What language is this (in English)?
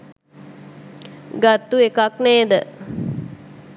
Sinhala